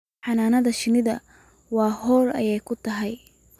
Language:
Somali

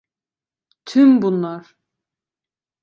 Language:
Turkish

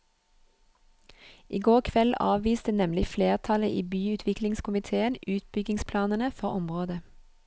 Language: Norwegian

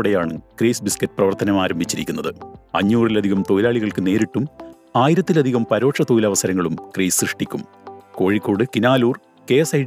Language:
Malayalam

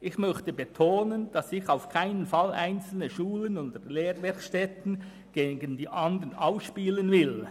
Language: Swiss German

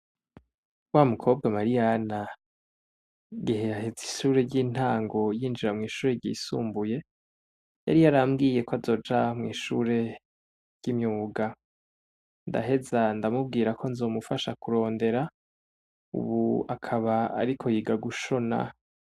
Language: Rundi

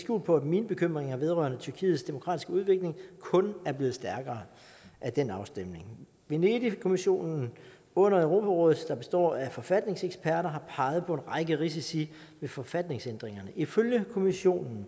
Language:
Danish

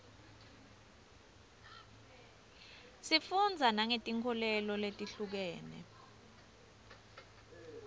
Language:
Swati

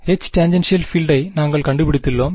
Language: Tamil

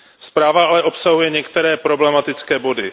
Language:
Czech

